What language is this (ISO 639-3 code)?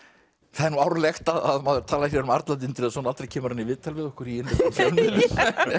isl